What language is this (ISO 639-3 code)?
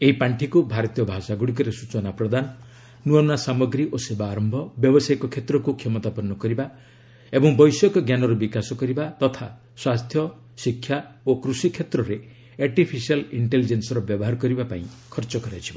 ori